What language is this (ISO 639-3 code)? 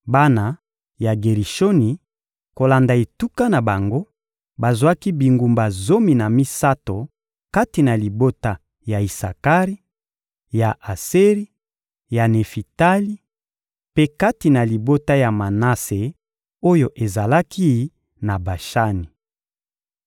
lin